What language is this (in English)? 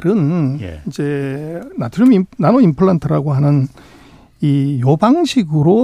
Korean